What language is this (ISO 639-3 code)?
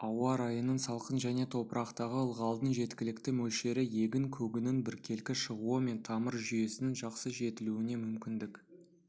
kaz